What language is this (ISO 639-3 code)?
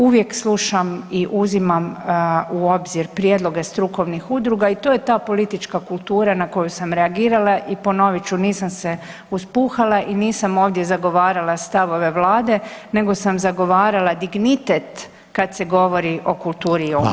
hrv